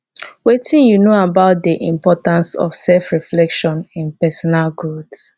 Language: Nigerian Pidgin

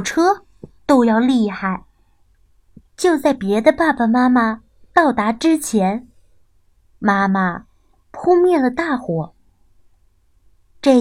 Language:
Chinese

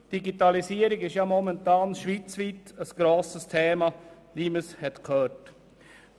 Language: Swiss German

